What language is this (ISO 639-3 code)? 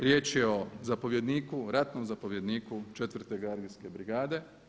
hrv